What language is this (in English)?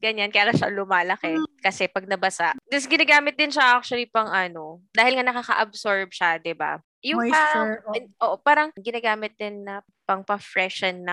Filipino